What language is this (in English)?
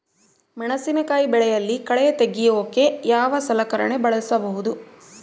Kannada